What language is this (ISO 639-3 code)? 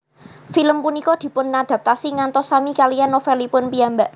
jav